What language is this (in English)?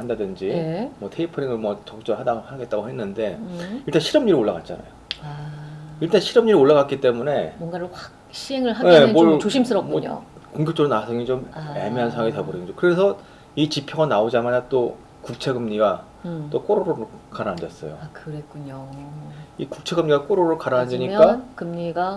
Korean